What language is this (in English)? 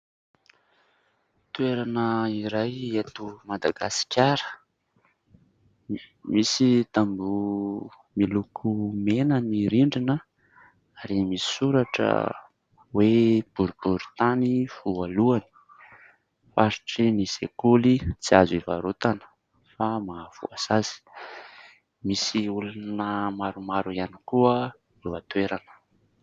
Malagasy